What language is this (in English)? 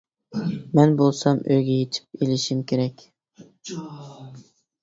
Uyghur